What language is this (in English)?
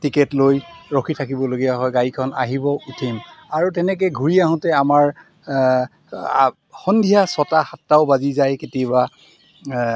Assamese